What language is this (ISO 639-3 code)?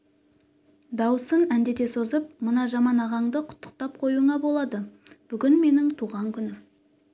kaz